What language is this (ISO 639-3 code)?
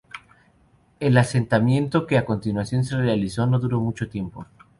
spa